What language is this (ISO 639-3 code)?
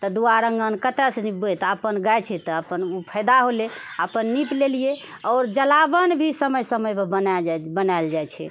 mai